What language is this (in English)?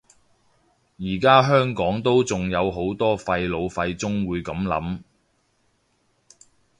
Cantonese